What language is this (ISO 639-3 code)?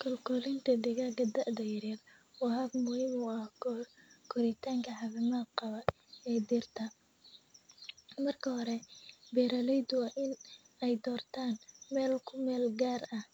som